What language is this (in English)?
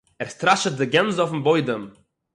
Yiddish